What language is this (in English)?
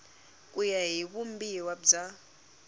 Tsonga